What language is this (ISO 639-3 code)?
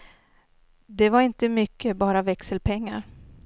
swe